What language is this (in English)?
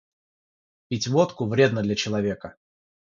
Russian